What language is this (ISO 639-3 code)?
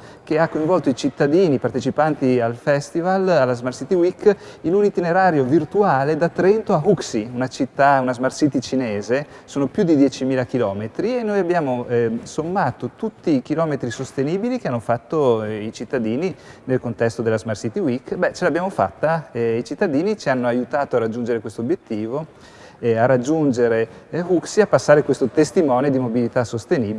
ita